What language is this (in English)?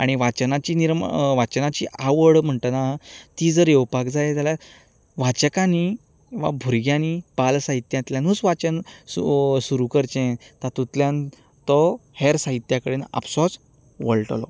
Konkani